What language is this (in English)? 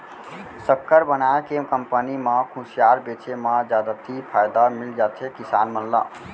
Chhattisgarhi